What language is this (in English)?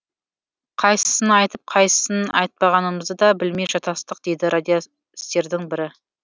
Kazakh